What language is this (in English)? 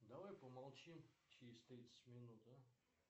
Russian